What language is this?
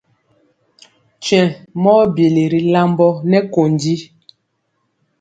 Mpiemo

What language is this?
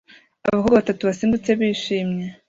Kinyarwanda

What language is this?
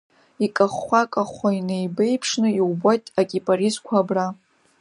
Abkhazian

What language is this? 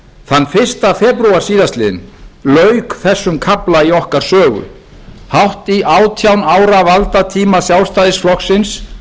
Icelandic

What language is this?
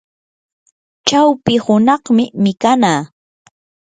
Yanahuanca Pasco Quechua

